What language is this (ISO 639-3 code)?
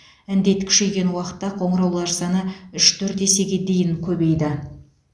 kaz